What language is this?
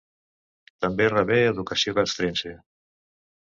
Catalan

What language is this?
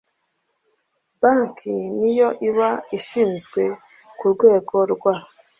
Kinyarwanda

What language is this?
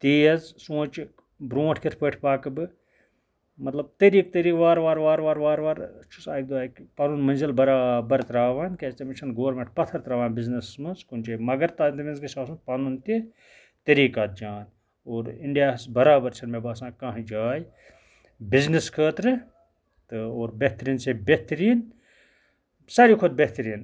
Kashmiri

